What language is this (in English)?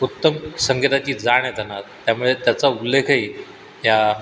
Marathi